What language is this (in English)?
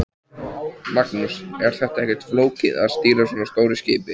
Icelandic